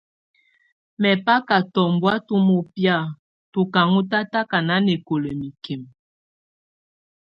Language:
Tunen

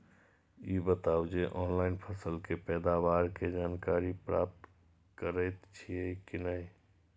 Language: Maithili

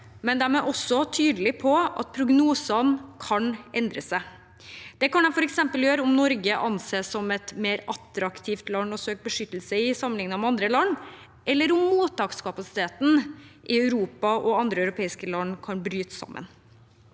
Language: Norwegian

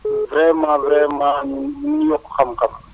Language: Wolof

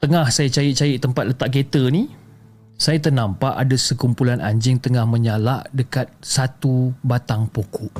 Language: Malay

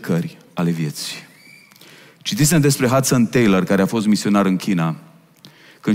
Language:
Romanian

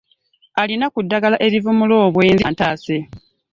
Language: Ganda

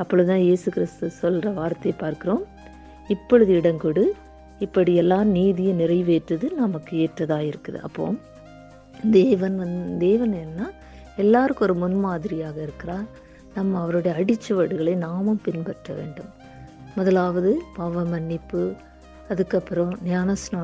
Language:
Tamil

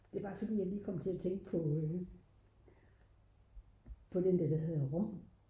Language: Danish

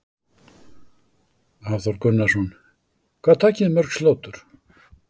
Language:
Icelandic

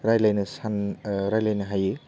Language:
Bodo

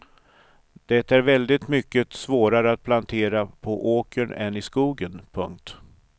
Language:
Swedish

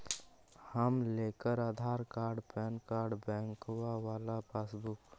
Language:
Magahi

